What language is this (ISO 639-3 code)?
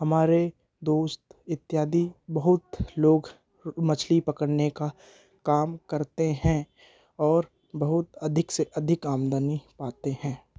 hin